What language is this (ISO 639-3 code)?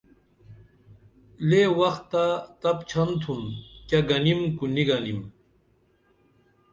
dml